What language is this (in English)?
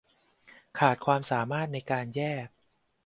Thai